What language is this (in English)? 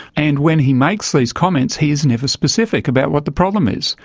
English